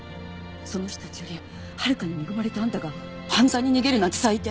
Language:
Japanese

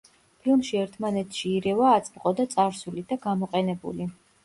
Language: Georgian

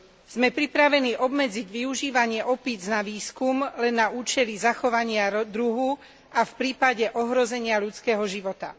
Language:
Slovak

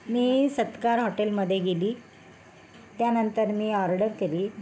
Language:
Marathi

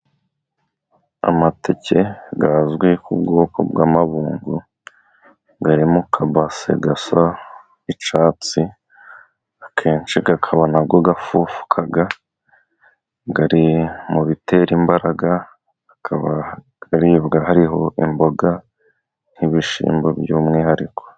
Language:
Kinyarwanda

